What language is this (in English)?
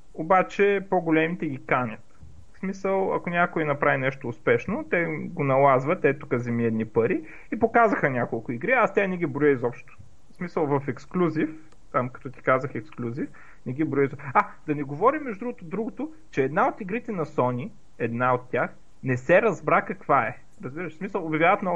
Bulgarian